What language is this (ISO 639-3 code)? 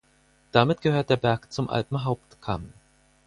deu